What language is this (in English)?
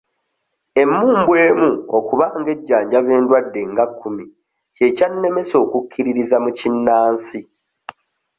Ganda